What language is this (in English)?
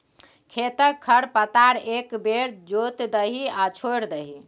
Maithili